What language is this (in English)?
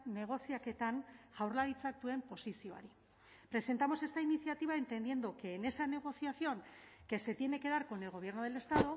Spanish